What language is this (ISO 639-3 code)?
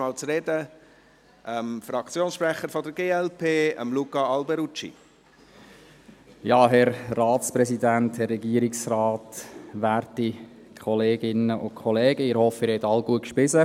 gsw